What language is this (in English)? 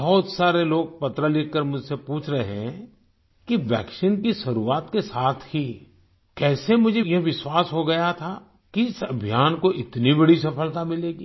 Hindi